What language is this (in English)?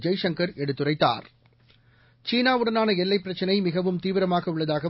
Tamil